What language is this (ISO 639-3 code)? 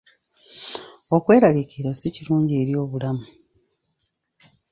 lug